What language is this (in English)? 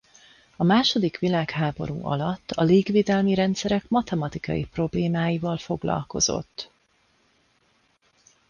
Hungarian